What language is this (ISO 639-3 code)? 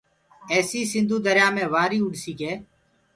ggg